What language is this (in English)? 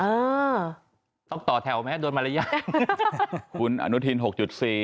Thai